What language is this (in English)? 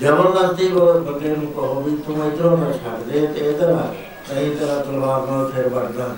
Punjabi